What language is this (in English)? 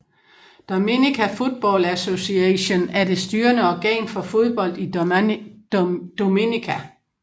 Danish